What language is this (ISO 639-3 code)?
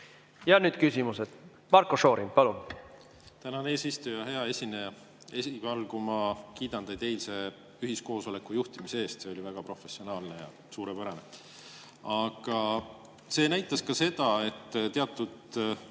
est